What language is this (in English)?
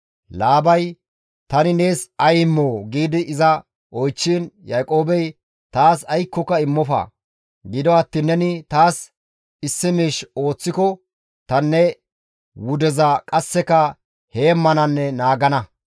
Gamo